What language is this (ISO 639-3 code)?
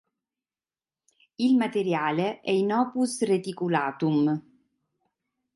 ita